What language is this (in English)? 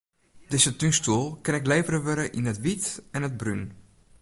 Western Frisian